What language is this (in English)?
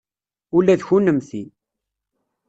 Kabyle